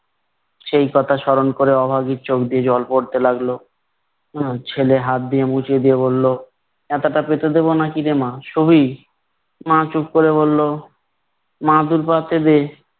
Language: Bangla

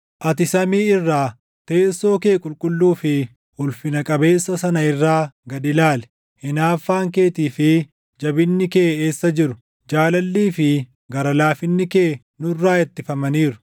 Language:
Oromo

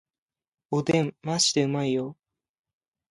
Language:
Japanese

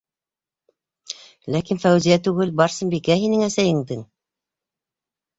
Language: Bashkir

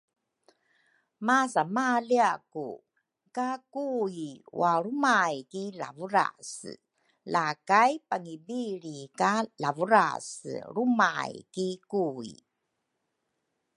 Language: Rukai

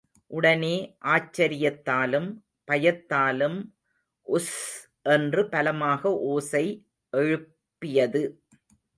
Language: Tamil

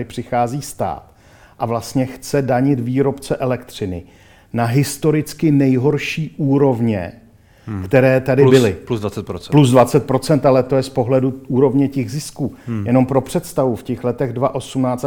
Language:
Czech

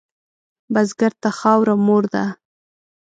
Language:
Pashto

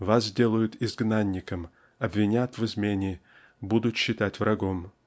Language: Russian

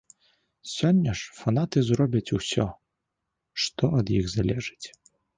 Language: Belarusian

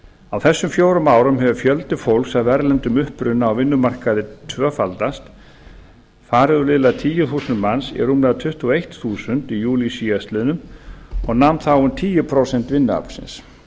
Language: Icelandic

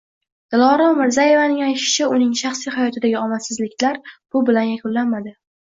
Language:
Uzbek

